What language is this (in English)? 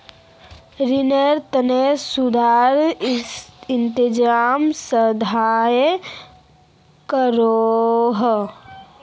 Magahi